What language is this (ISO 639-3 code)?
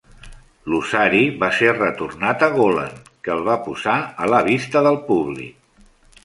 cat